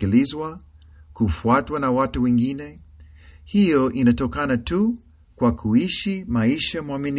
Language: Swahili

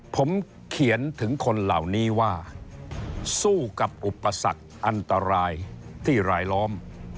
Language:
Thai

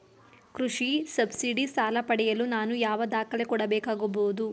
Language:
Kannada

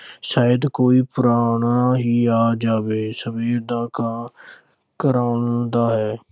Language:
Punjabi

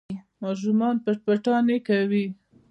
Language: Pashto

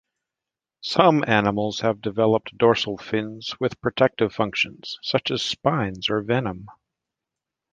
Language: English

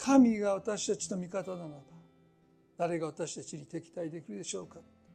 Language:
Japanese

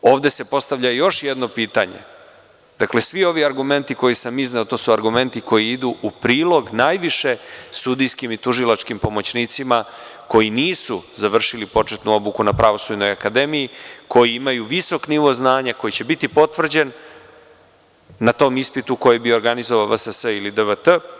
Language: Serbian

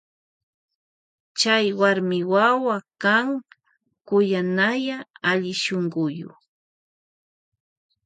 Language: Loja Highland Quichua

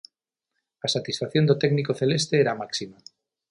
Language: Galician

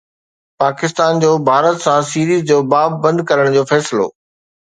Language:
Sindhi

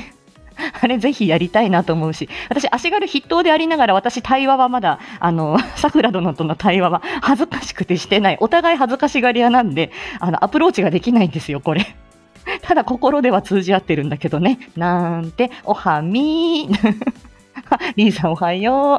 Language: Japanese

